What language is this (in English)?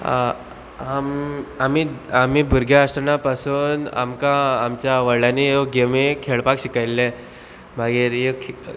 Konkani